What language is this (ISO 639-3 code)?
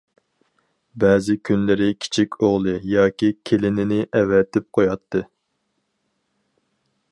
uig